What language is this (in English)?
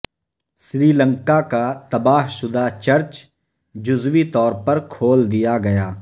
Urdu